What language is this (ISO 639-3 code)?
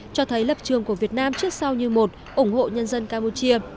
vie